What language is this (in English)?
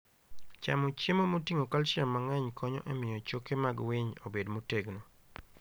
Luo (Kenya and Tanzania)